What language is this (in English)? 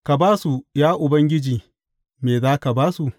Hausa